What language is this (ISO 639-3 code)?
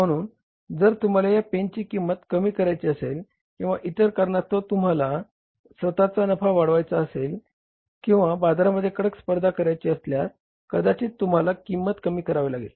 mar